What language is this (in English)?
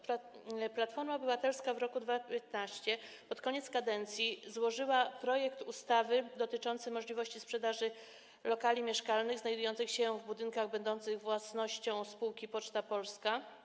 Polish